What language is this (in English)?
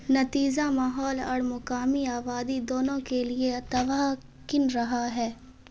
Urdu